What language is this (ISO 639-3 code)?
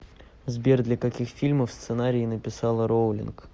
rus